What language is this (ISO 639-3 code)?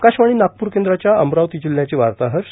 mar